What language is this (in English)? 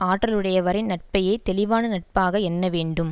Tamil